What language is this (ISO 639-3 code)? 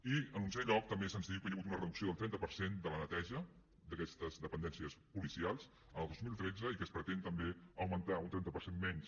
cat